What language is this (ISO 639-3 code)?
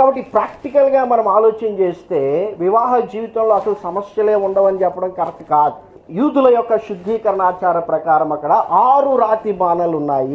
eng